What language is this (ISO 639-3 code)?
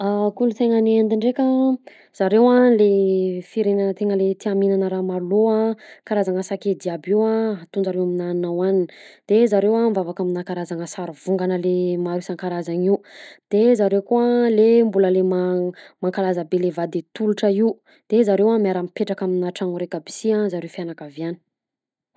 bzc